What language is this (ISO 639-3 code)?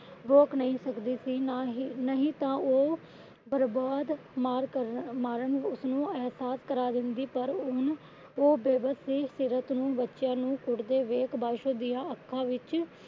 pan